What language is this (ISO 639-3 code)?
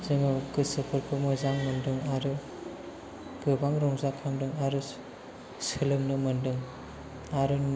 brx